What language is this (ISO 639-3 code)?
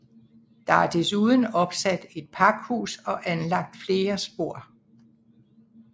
dan